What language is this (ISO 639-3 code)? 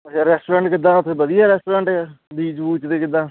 pan